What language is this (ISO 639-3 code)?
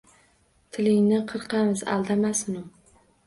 uzb